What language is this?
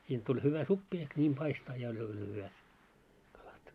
Finnish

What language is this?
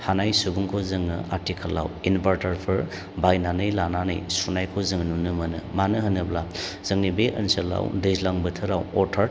Bodo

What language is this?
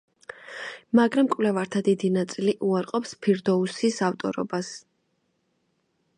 Georgian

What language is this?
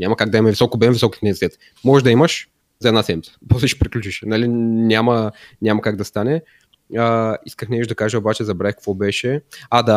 Bulgarian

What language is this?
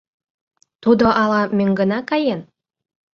Mari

